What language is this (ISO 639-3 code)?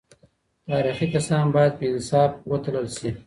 pus